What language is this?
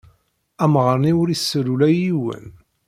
Kabyle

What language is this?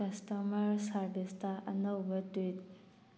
Manipuri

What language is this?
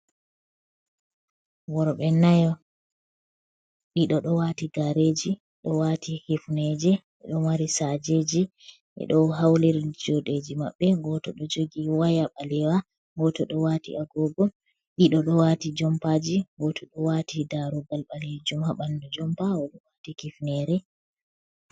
Fula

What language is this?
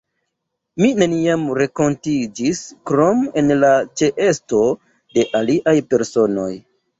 Esperanto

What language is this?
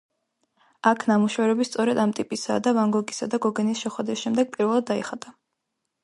Georgian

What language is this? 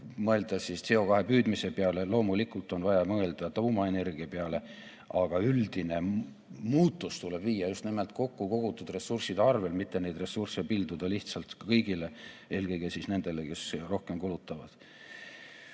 Estonian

